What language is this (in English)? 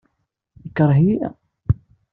Kabyle